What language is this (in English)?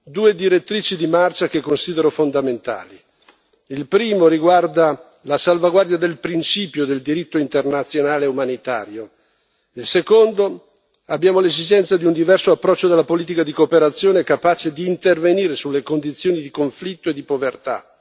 Italian